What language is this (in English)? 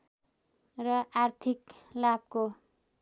Nepali